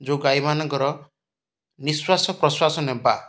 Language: Odia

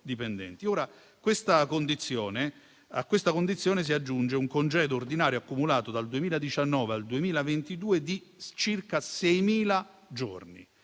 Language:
Italian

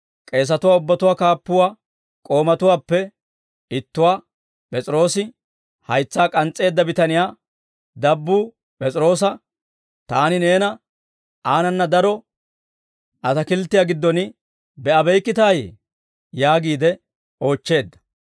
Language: Dawro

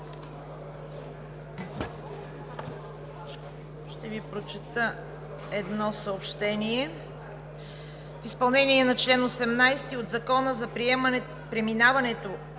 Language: Bulgarian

